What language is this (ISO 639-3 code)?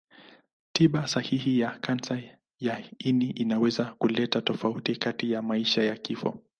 swa